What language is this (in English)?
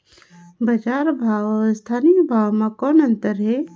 Chhattisgarhi